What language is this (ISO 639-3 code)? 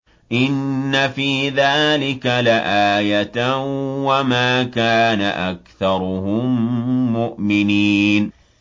ara